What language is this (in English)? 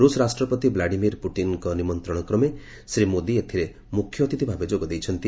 Odia